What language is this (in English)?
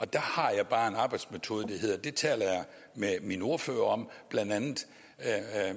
Danish